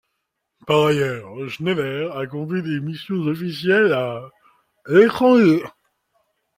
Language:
French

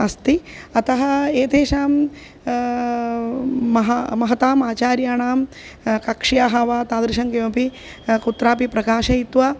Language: Sanskrit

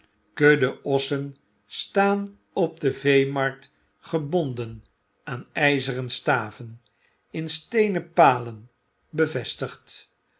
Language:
Dutch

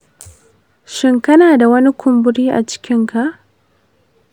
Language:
Hausa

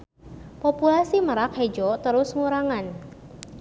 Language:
Sundanese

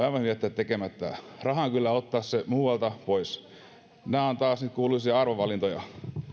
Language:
Finnish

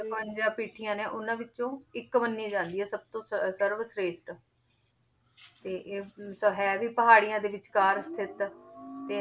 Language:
Punjabi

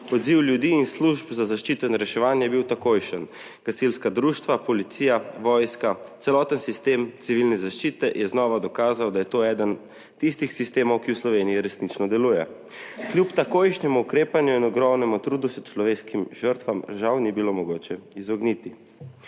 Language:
Slovenian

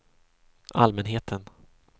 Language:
Swedish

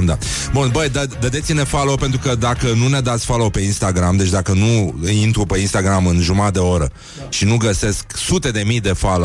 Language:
Romanian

